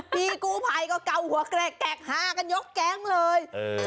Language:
Thai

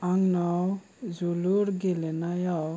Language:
Bodo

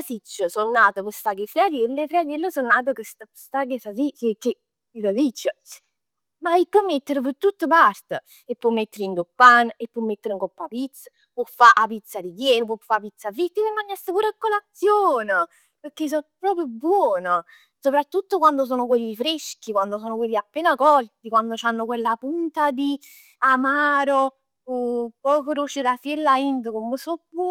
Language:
Neapolitan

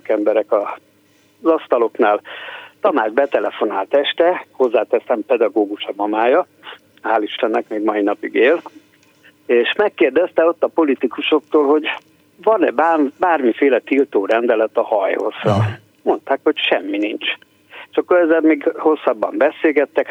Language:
Hungarian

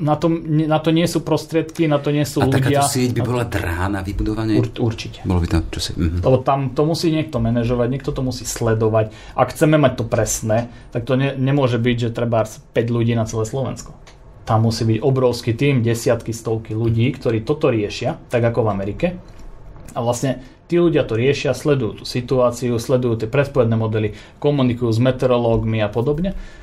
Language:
Slovak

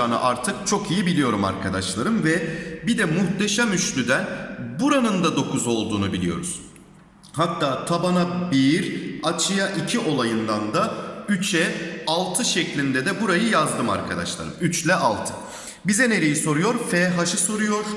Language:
Turkish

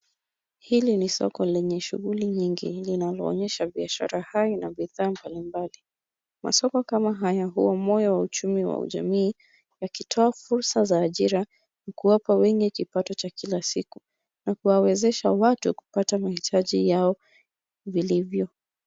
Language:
Swahili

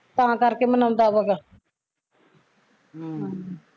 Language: Punjabi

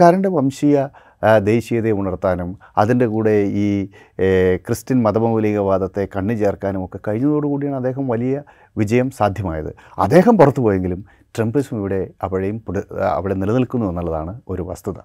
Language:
Malayalam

